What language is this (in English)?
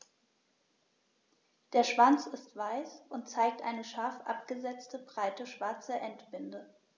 German